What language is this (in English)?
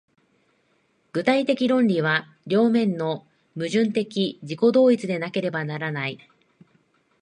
Japanese